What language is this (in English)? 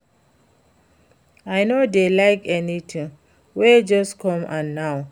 Nigerian Pidgin